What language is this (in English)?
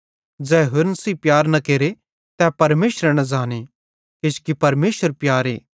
Bhadrawahi